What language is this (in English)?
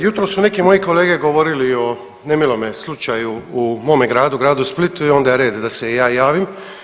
Croatian